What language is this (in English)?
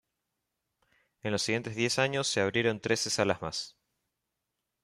Spanish